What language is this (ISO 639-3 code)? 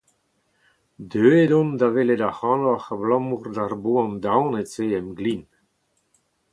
bre